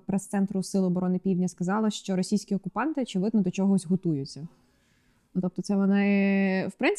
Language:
Ukrainian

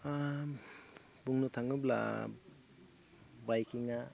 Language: Bodo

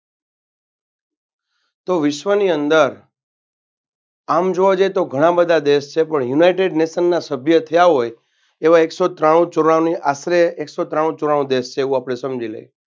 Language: Gujarati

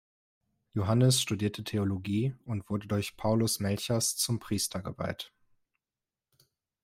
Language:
German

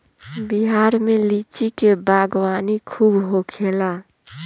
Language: Bhojpuri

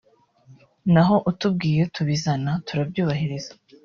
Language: Kinyarwanda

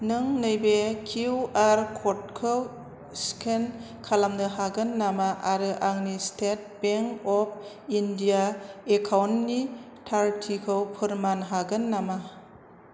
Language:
Bodo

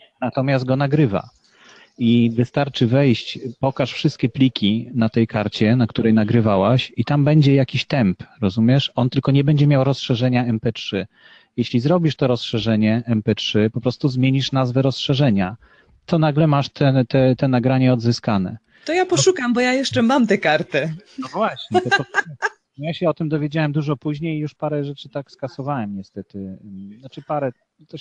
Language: Polish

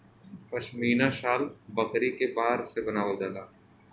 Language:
Bhojpuri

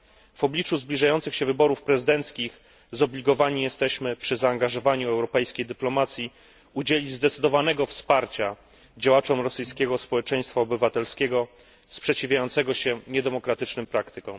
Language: Polish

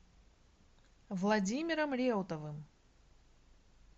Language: Russian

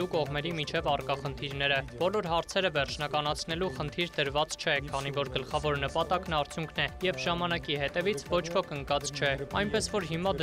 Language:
Arabic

